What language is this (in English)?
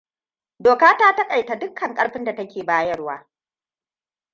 Hausa